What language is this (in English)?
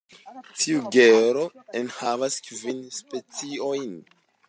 Esperanto